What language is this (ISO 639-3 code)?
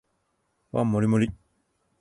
jpn